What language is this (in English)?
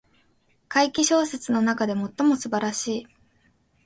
Japanese